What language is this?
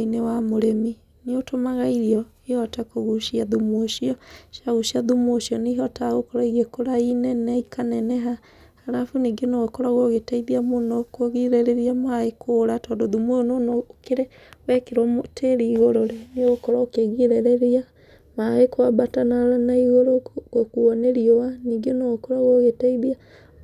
Kikuyu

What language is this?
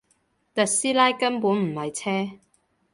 Cantonese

